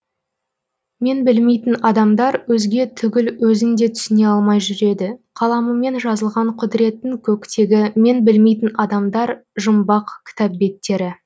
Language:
Kazakh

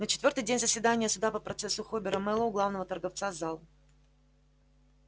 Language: Russian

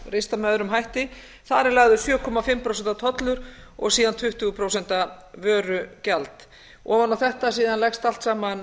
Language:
Icelandic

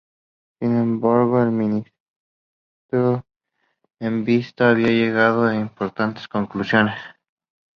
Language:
Spanish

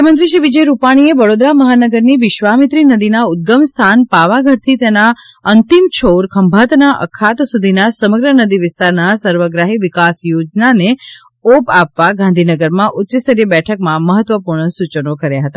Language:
Gujarati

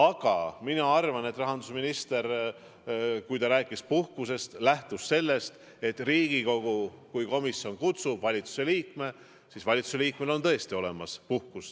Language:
Estonian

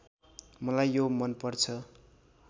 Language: Nepali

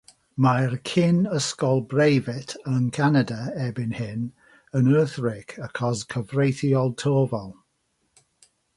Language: Welsh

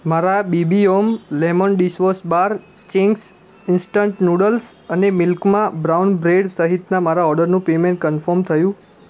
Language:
Gujarati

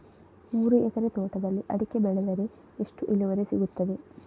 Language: Kannada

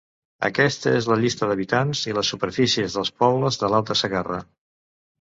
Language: Catalan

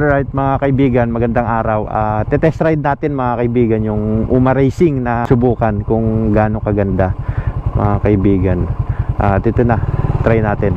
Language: Filipino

